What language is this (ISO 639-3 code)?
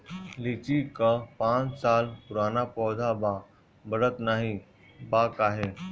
bho